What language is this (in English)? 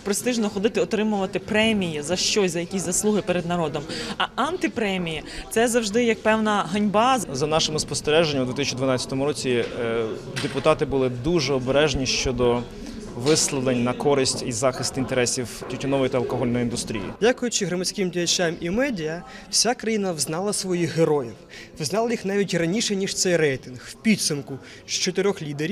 Ukrainian